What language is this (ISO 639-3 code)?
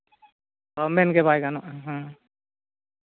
sat